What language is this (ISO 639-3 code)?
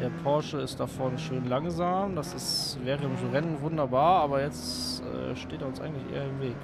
deu